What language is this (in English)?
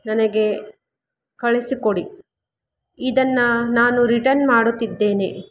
Kannada